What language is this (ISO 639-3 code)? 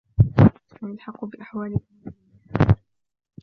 ara